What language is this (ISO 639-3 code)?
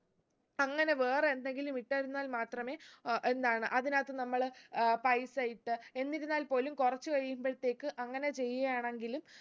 mal